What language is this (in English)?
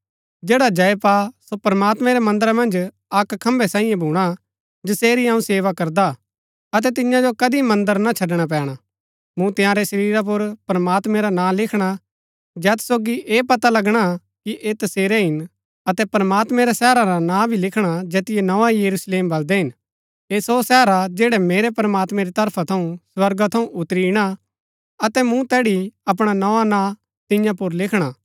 Gaddi